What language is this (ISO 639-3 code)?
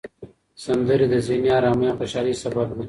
pus